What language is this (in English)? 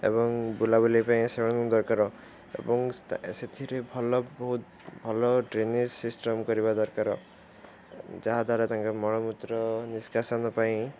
Odia